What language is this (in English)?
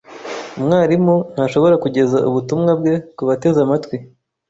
Kinyarwanda